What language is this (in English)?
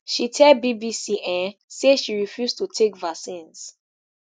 Nigerian Pidgin